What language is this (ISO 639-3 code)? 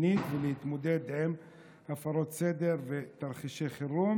heb